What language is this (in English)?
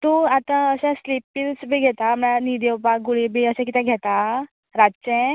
Konkani